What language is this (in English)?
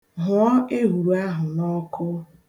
Igbo